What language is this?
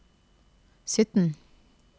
Norwegian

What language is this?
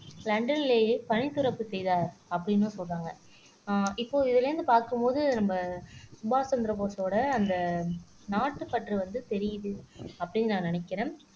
Tamil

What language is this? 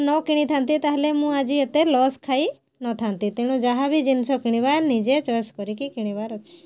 Odia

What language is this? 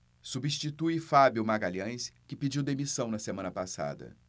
Portuguese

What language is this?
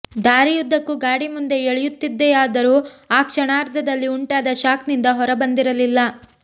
Kannada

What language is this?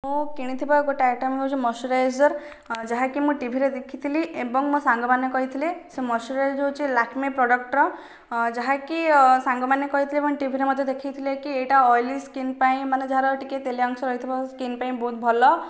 Odia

